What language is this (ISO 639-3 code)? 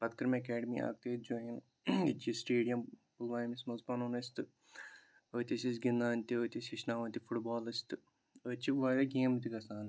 kas